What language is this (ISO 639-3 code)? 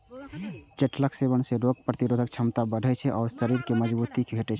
mai